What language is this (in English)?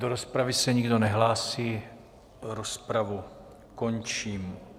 Czech